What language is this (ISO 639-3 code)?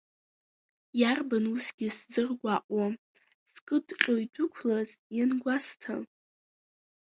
abk